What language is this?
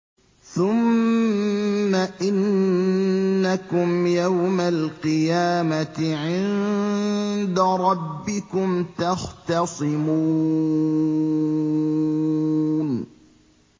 Arabic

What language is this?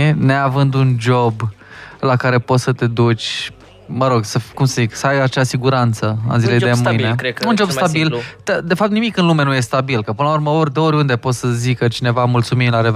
Romanian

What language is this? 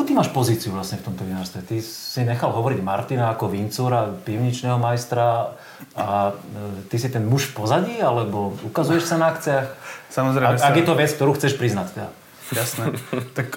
Slovak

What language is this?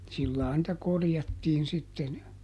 Finnish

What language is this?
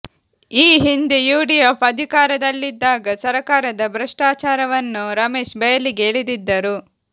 Kannada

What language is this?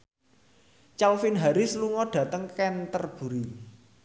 Javanese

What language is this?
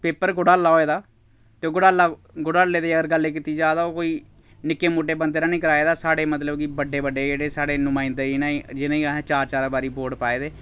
Dogri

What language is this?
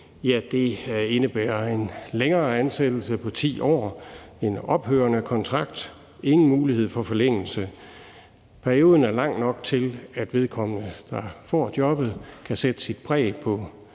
Danish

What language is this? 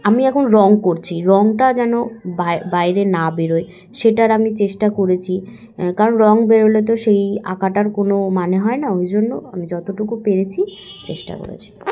Bangla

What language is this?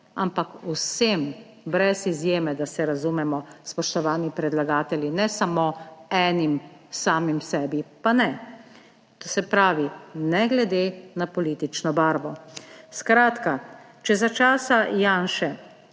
Slovenian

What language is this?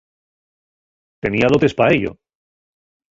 Asturian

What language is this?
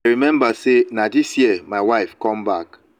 Nigerian Pidgin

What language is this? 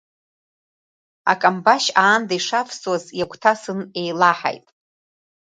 Abkhazian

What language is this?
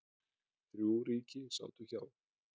Icelandic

